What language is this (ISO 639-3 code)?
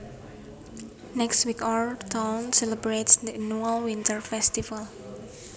jav